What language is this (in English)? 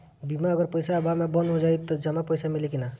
Bhojpuri